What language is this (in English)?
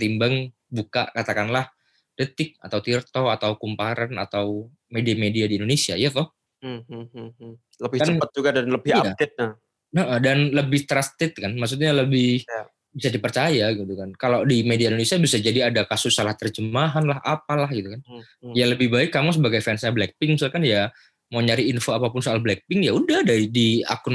Indonesian